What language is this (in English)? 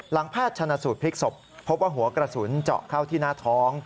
Thai